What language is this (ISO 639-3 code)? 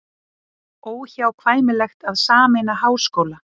isl